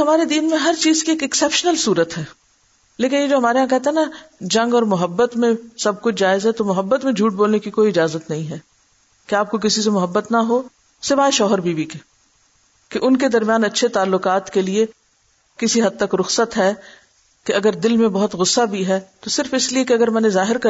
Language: Urdu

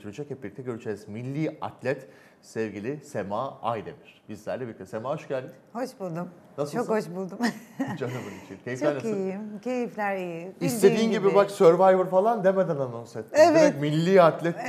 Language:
Turkish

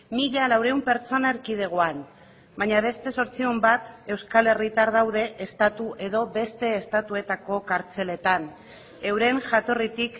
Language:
Basque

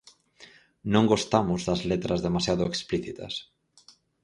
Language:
Galician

